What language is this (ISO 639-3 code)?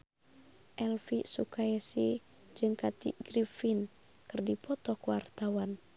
sun